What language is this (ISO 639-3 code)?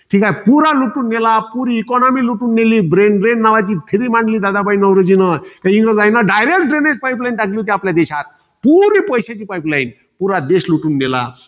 mar